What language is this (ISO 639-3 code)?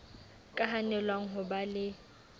sot